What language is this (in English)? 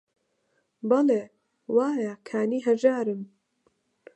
Central Kurdish